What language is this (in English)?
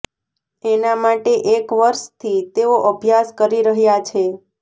Gujarati